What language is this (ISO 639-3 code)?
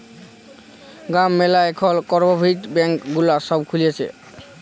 ben